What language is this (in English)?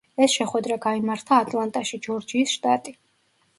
Georgian